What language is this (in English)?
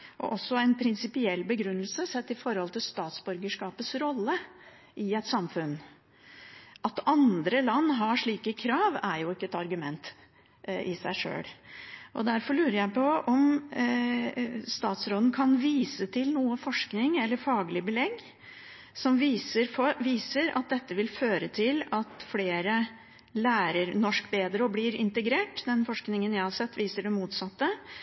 Norwegian Bokmål